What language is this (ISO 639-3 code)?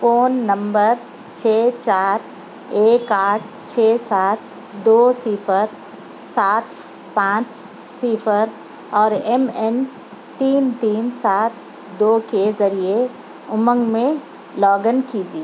urd